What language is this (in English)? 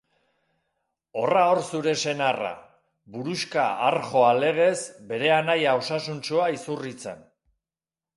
Basque